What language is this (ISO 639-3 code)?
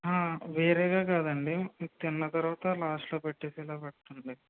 tel